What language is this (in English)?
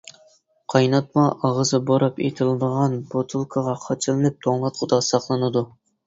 Uyghur